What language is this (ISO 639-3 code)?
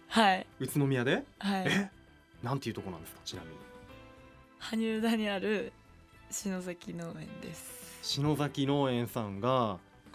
jpn